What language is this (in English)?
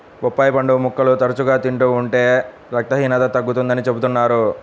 Telugu